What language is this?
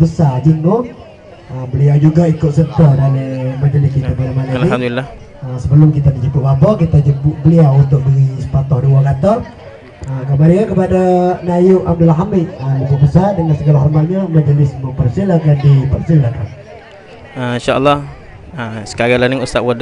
Malay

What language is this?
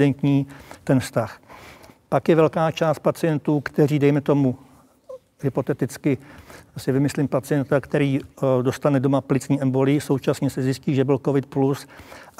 Czech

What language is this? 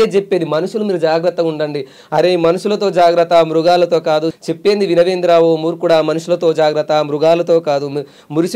Telugu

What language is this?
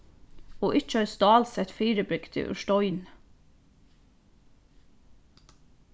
Faroese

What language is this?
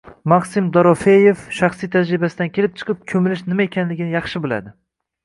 Uzbek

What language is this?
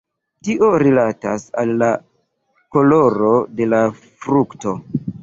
Esperanto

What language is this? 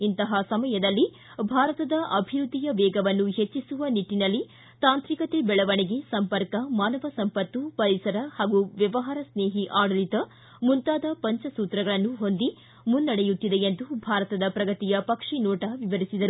Kannada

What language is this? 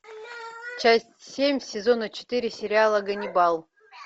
Russian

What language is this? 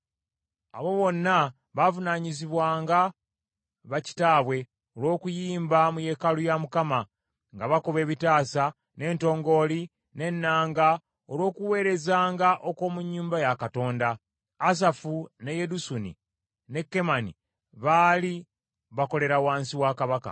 Ganda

